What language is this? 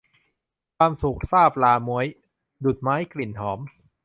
Thai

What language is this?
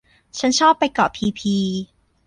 Thai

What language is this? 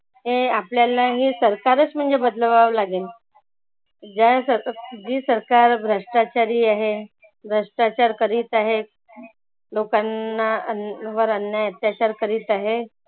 Marathi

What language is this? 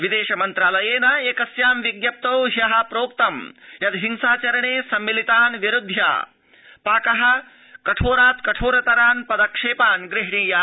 Sanskrit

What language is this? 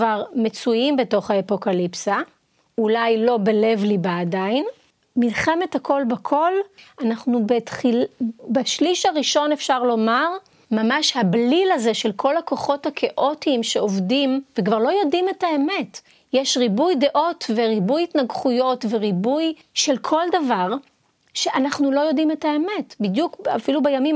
Hebrew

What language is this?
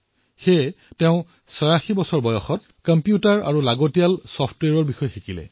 Assamese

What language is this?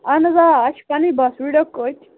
Kashmiri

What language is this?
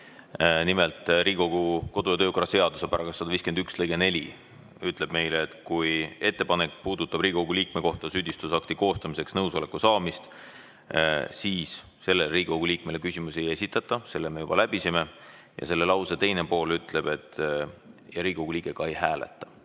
Estonian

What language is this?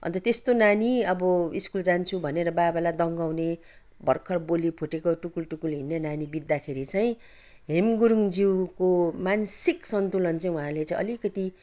Nepali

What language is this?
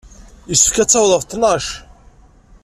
Kabyle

